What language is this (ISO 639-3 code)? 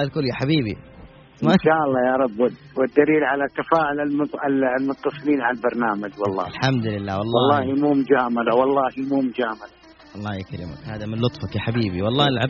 ara